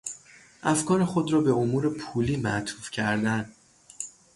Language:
Persian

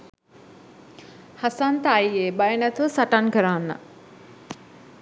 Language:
Sinhala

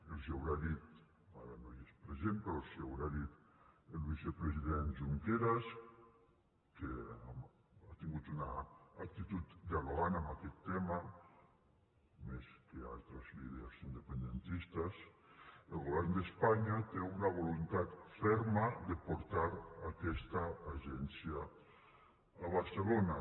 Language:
Catalan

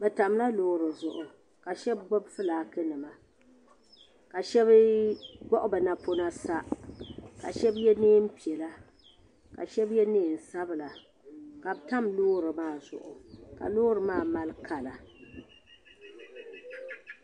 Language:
Dagbani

